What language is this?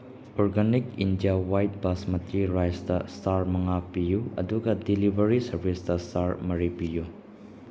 Manipuri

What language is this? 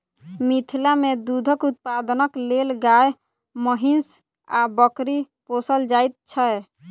Maithili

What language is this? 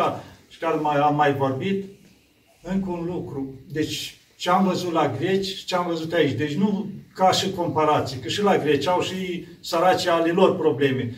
Romanian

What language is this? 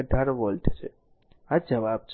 Gujarati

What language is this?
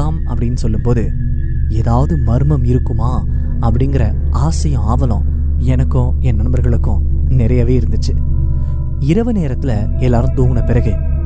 Tamil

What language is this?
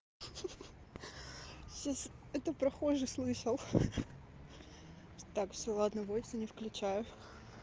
Russian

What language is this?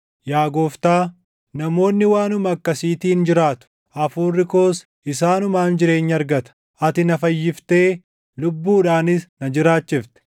Oromo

